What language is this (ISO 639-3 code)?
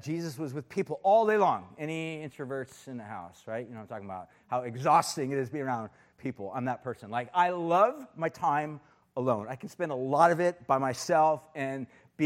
eng